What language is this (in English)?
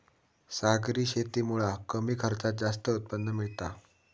Marathi